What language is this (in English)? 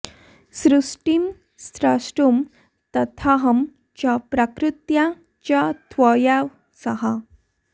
Sanskrit